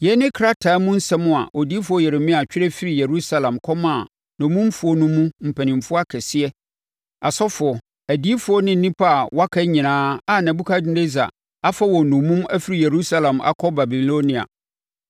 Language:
Akan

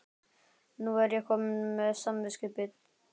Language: Icelandic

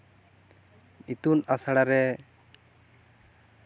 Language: Santali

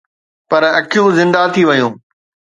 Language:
Sindhi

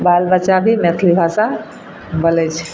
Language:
Maithili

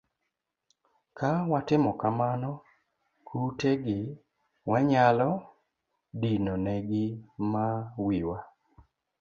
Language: Luo (Kenya and Tanzania)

